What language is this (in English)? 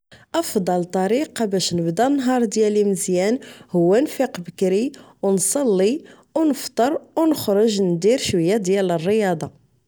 Moroccan Arabic